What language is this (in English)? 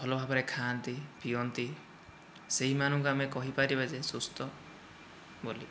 Odia